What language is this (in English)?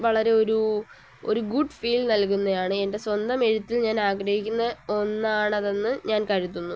Malayalam